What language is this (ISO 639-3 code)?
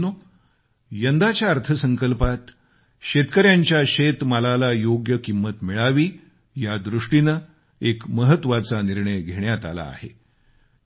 mar